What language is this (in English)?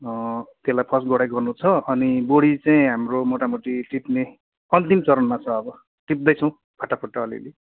Nepali